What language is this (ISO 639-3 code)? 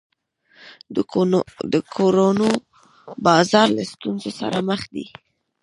pus